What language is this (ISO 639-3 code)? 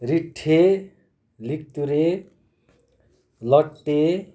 nep